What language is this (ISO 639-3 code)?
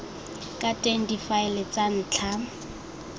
tsn